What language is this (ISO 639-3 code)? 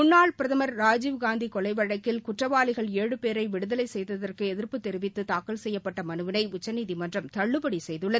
tam